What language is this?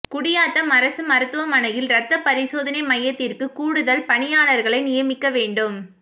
Tamil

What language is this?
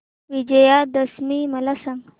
Marathi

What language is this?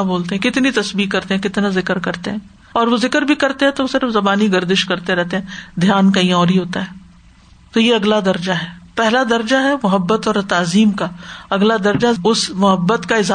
Urdu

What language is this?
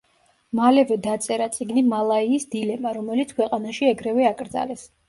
Georgian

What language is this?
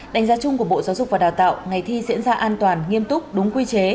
Vietnamese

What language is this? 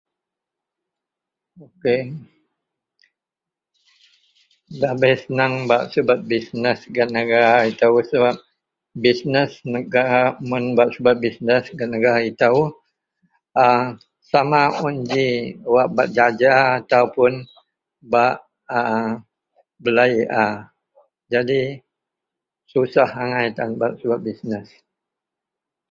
Central Melanau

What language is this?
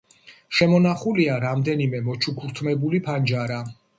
Georgian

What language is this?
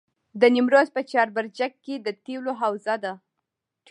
Pashto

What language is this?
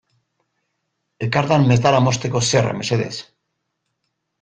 Basque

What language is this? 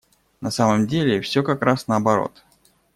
Russian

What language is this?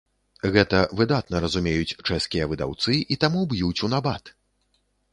Belarusian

